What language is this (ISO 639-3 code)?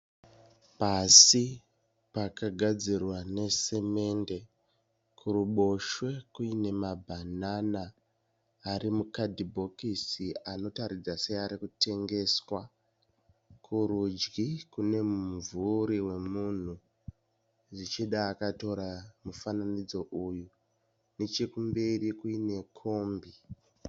sna